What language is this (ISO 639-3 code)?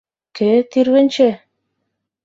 chm